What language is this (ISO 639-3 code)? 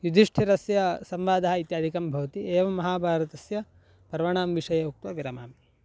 san